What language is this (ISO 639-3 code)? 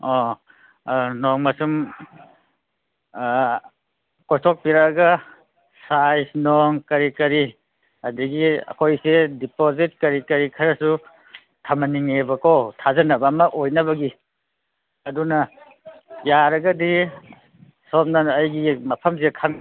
mni